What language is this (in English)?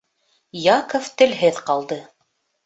Bashkir